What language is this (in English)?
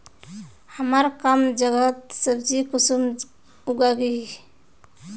Magahi